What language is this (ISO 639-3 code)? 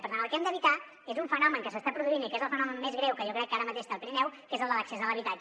cat